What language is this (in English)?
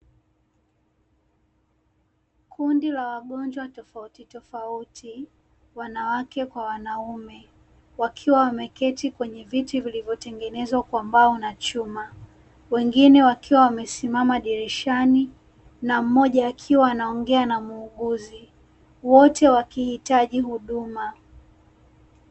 Swahili